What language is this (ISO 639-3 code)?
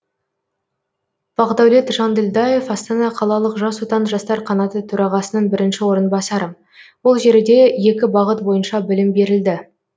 kaz